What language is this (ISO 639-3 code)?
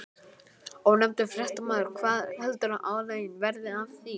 isl